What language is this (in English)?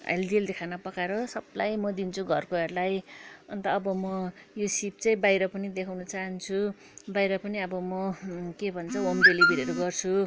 Nepali